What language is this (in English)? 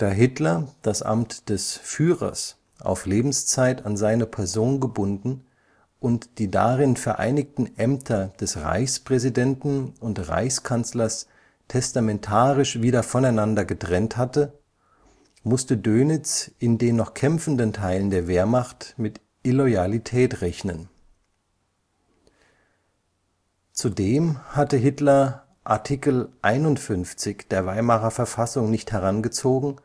German